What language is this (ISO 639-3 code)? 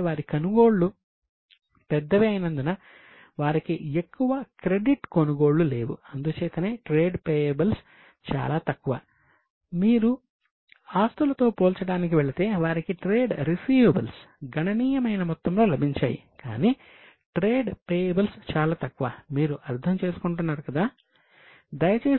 tel